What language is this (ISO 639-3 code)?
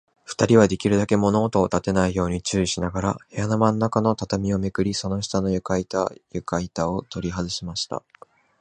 jpn